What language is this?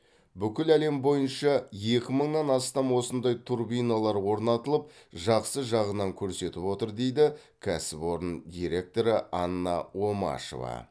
Kazakh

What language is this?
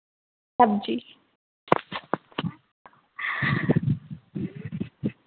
Hindi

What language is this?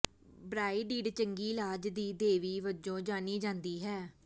Punjabi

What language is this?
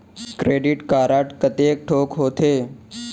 Chhattisgarhi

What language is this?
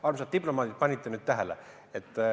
Estonian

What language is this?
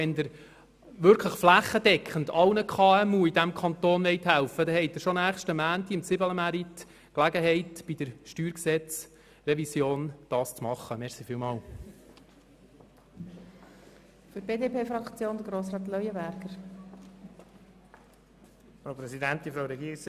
Swiss German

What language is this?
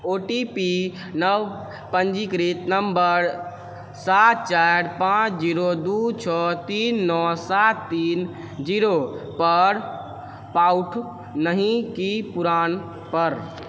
Maithili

